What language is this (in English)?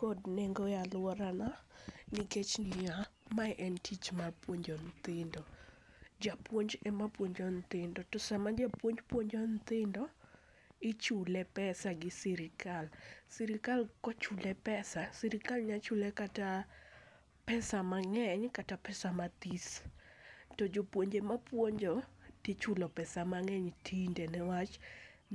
Luo (Kenya and Tanzania)